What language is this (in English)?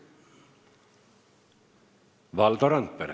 Estonian